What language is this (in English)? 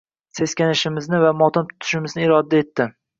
Uzbek